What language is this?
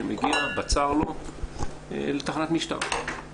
Hebrew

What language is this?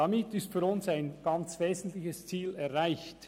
Swiss German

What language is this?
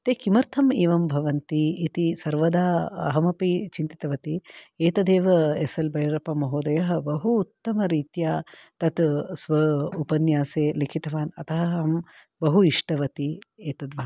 Sanskrit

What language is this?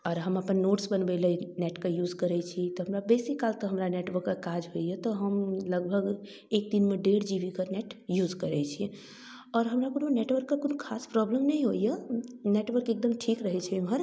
Maithili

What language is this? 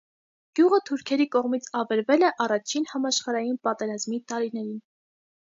Armenian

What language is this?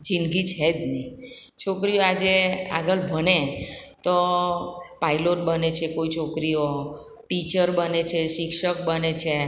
Gujarati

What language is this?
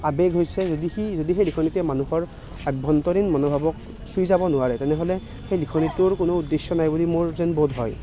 Assamese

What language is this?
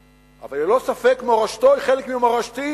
Hebrew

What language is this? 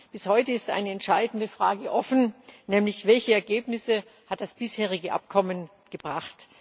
German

